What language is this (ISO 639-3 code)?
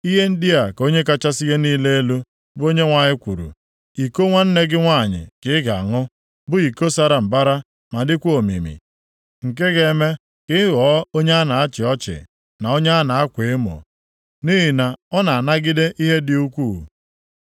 ibo